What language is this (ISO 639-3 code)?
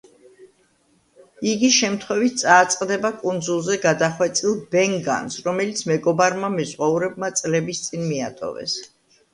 kat